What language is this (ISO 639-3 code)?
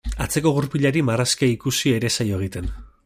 eus